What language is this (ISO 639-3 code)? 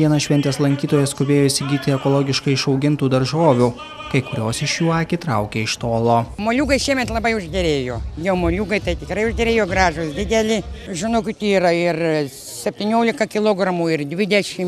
lit